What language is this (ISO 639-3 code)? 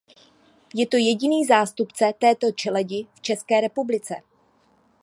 ces